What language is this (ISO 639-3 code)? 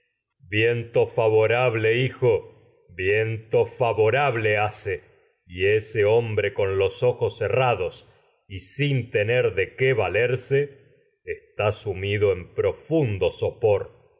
spa